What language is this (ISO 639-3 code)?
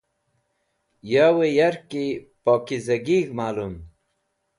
wbl